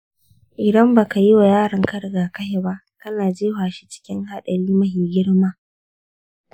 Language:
Hausa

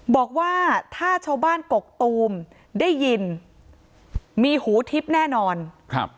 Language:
Thai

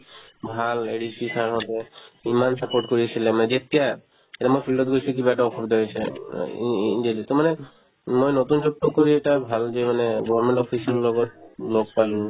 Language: Assamese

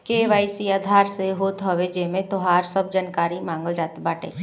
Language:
Bhojpuri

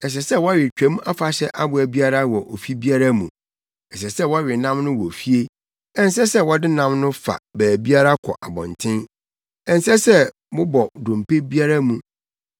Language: Akan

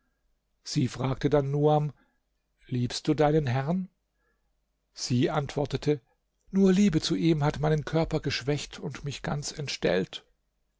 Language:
German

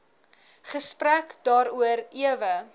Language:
Afrikaans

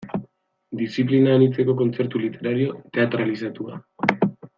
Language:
Basque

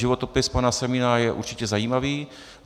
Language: Czech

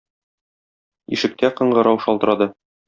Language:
Tatar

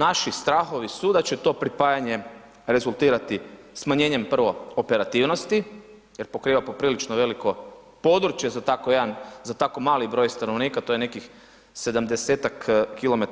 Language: Croatian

